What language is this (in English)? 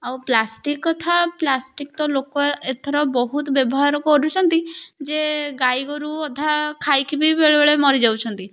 Odia